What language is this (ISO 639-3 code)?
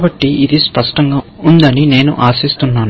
tel